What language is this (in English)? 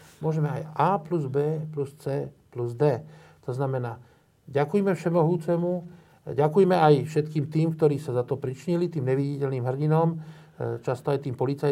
Slovak